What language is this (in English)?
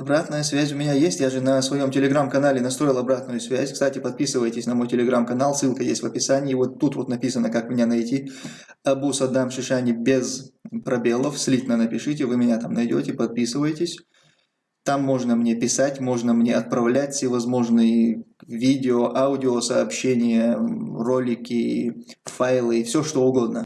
Russian